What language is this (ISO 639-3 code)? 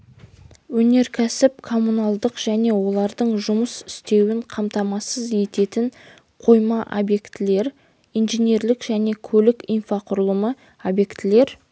kaz